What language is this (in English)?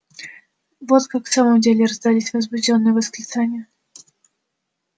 Russian